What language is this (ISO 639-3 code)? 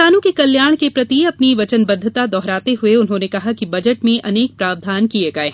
hin